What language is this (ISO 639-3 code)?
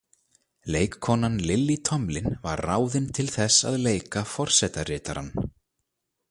isl